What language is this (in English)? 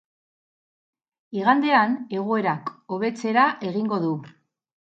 Basque